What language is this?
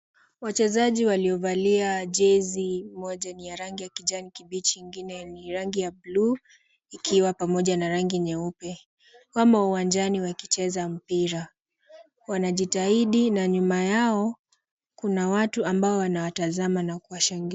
Swahili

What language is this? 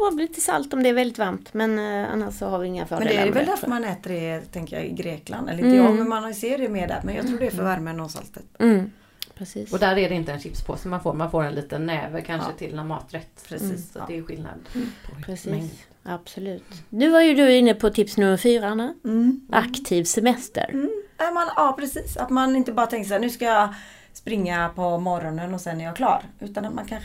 Swedish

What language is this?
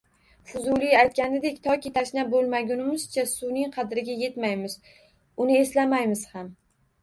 Uzbek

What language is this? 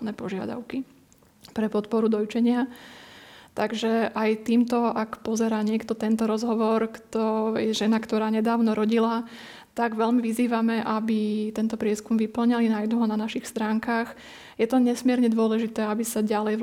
Slovak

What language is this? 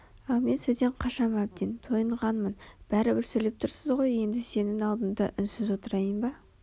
Kazakh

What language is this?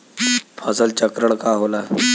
Bhojpuri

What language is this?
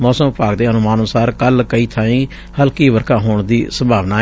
Punjabi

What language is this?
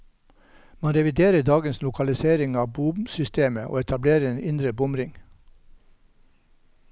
Norwegian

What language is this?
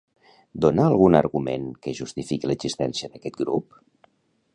Catalan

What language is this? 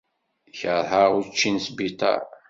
Kabyle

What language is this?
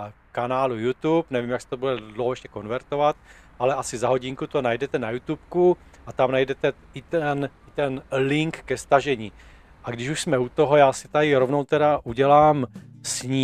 Czech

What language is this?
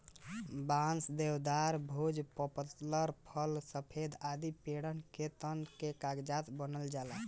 Bhojpuri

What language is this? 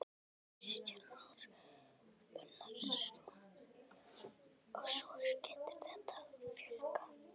Icelandic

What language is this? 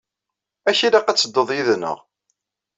Kabyle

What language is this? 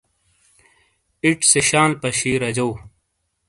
Shina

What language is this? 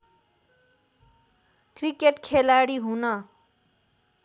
Nepali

